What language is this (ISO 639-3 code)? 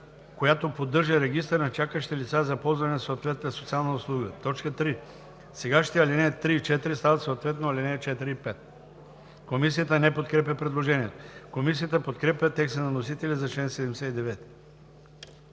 bul